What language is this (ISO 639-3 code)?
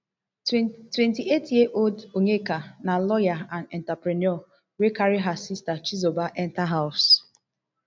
pcm